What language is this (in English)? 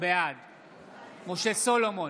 Hebrew